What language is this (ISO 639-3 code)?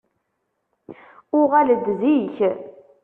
kab